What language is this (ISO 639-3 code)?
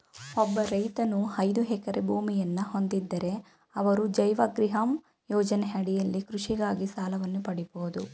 kan